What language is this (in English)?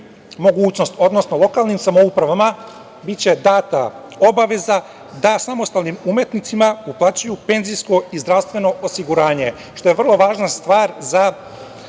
Serbian